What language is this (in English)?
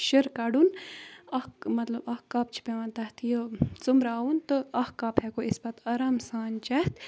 Kashmiri